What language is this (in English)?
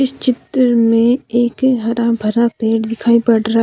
Hindi